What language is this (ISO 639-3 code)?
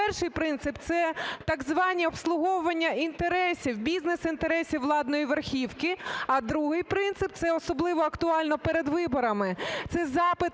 ukr